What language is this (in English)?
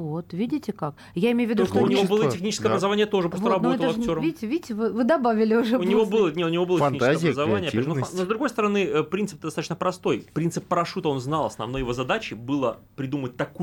Russian